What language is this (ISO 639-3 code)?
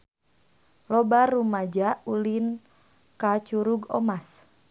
sun